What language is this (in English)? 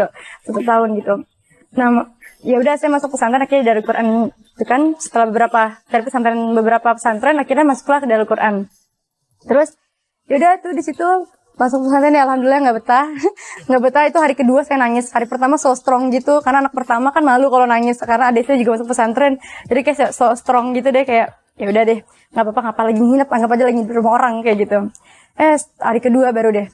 Indonesian